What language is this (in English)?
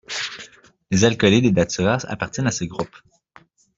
French